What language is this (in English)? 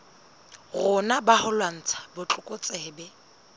Southern Sotho